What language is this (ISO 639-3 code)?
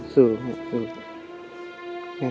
tha